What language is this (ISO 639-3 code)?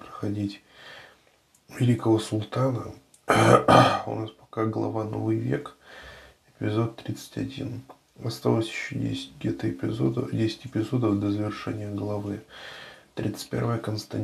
rus